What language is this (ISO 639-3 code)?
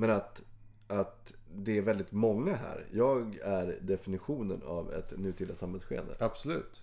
swe